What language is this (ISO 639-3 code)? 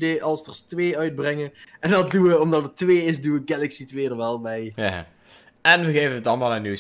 nld